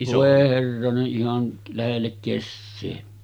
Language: Finnish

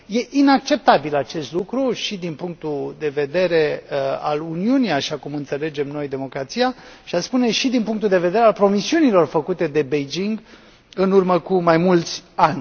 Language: Romanian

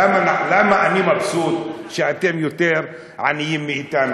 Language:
Hebrew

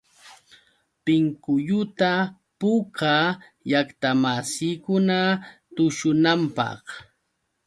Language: Yauyos Quechua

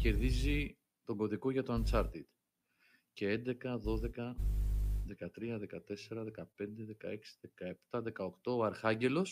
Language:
Greek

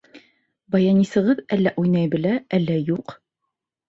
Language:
Bashkir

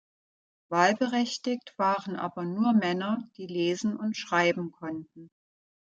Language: German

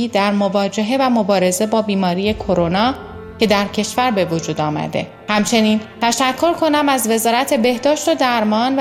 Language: Persian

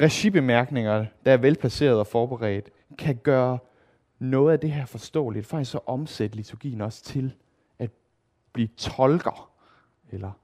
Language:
Danish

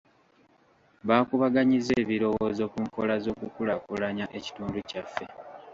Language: Ganda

